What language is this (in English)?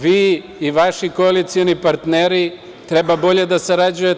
Serbian